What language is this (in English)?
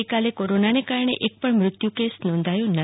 Gujarati